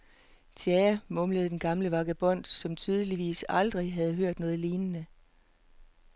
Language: Danish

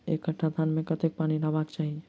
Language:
Maithili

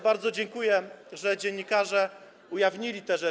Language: Polish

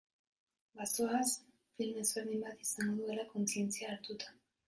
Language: Basque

